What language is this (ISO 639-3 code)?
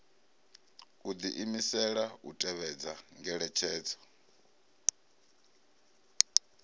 ven